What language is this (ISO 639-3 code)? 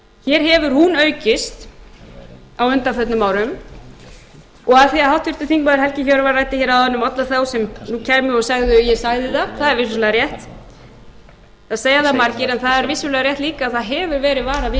isl